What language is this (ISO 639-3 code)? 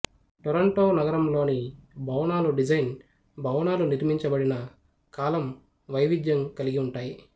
tel